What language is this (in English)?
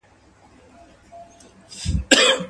Pashto